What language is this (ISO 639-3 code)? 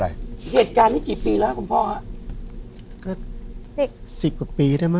tha